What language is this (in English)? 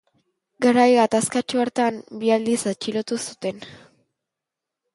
Basque